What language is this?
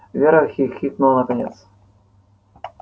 Russian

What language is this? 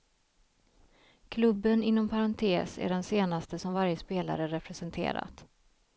Swedish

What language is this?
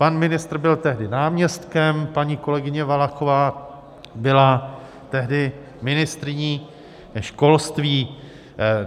Czech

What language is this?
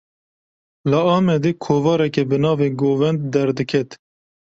Kurdish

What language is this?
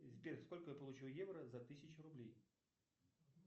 Russian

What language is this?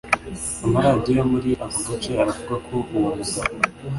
Kinyarwanda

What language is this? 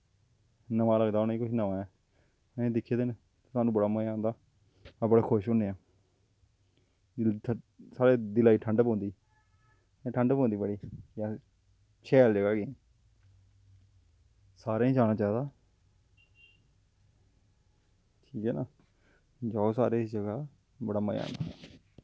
Dogri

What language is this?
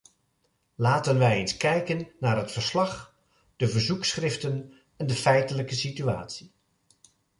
Dutch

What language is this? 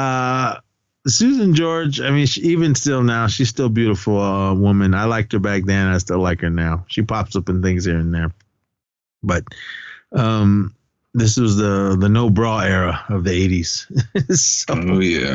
English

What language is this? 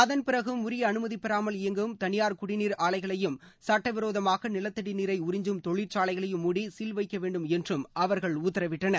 Tamil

